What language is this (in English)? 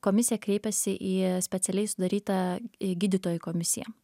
Lithuanian